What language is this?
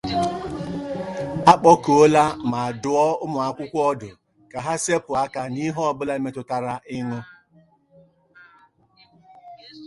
Igbo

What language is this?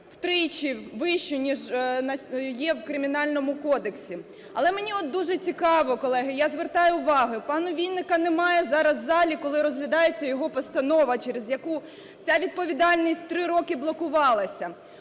Ukrainian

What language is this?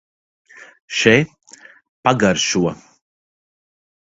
Latvian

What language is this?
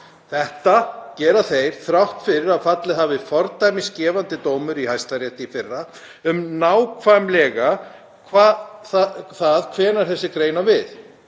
Icelandic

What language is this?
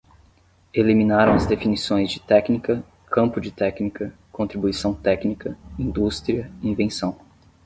Portuguese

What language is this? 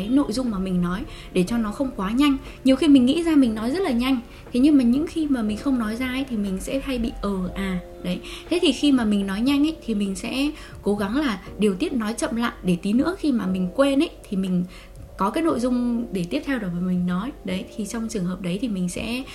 Vietnamese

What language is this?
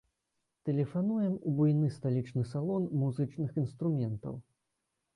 Belarusian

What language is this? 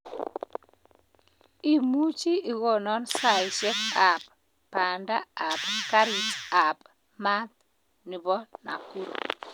Kalenjin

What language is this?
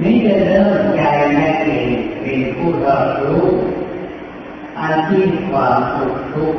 Thai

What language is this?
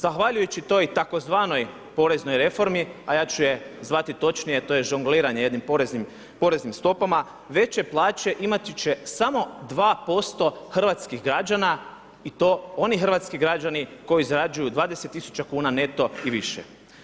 Croatian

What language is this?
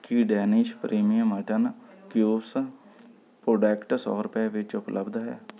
Punjabi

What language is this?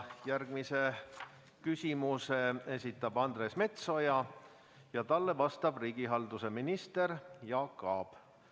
Estonian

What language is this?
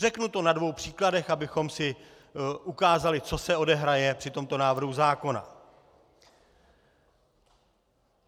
Czech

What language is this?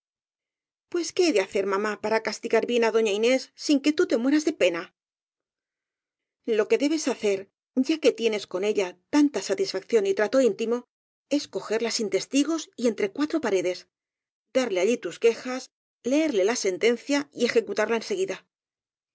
Spanish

